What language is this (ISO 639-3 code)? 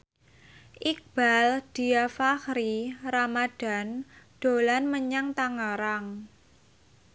jav